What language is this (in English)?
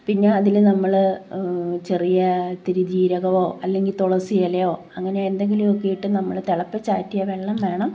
Malayalam